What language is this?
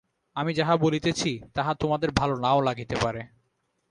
Bangla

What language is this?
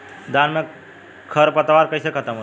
Bhojpuri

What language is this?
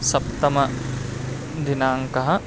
Sanskrit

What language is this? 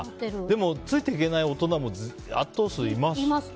Japanese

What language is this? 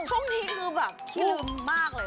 Thai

